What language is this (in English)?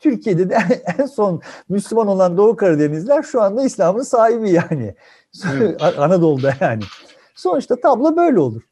Turkish